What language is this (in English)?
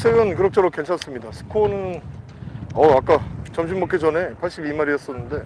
Korean